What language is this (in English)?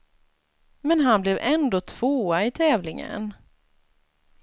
Swedish